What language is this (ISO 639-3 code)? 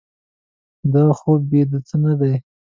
pus